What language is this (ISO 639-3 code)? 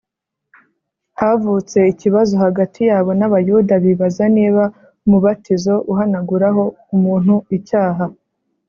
kin